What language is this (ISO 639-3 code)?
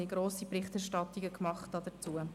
gsw